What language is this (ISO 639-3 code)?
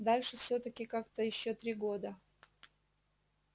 rus